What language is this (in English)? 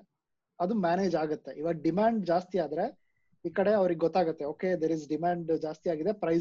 Kannada